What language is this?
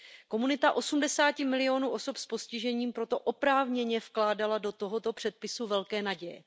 Czech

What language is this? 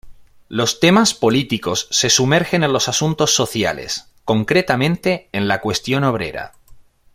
Spanish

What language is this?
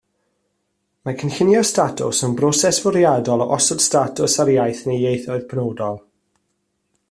Welsh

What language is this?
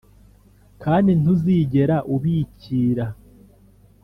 Kinyarwanda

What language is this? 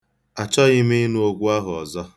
Igbo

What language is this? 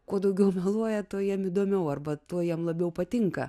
Lithuanian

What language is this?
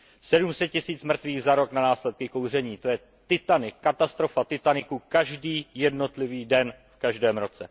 Czech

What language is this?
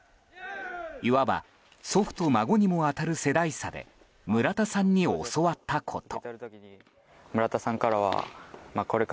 Japanese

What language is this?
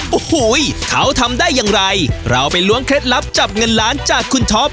Thai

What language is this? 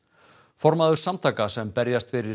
Icelandic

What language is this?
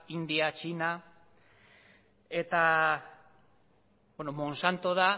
Basque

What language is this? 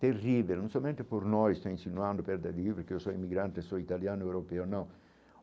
Portuguese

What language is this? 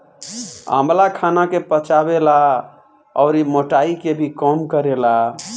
Bhojpuri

